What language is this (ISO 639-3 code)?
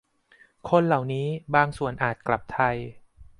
tha